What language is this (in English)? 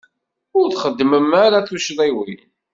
Kabyle